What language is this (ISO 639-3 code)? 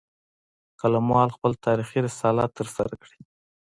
pus